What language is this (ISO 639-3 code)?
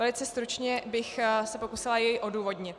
ces